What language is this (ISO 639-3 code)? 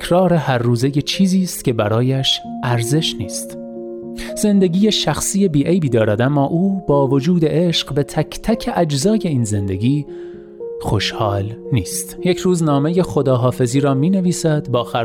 fas